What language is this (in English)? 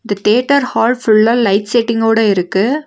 Tamil